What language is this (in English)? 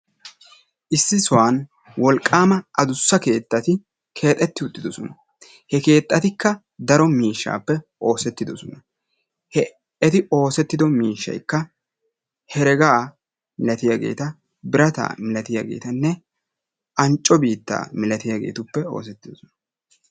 Wolaytta